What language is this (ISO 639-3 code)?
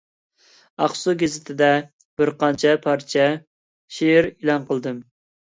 uig